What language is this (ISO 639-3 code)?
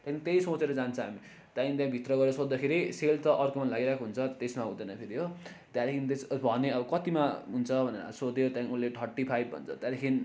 nep